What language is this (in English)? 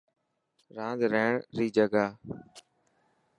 Dhatki